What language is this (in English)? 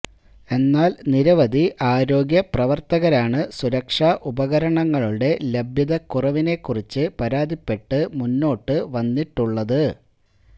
Malayalam